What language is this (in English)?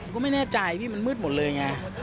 Thai